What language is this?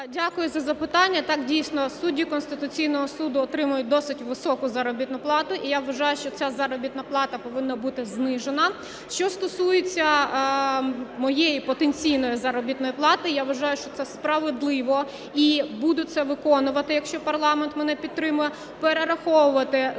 Ukrainian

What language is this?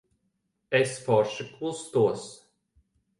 Latvian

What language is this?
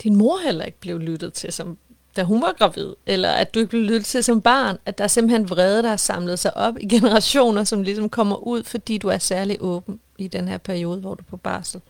Danish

